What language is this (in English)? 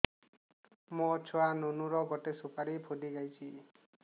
Odia